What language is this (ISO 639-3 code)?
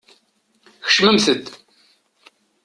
kab